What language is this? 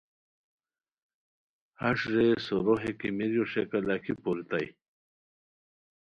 Khowar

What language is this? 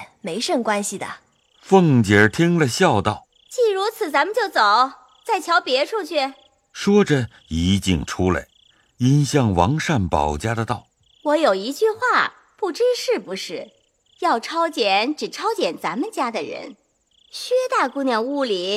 Chinese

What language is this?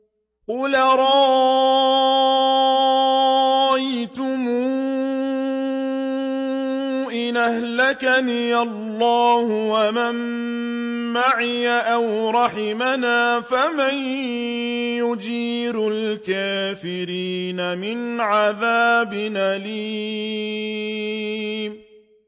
Arabic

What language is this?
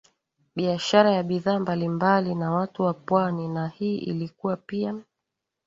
Swahili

